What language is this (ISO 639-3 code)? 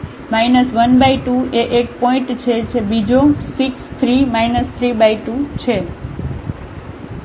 guj